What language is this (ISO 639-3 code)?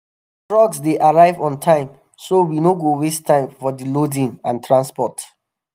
pcm